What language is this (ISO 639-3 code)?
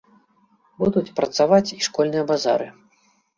bel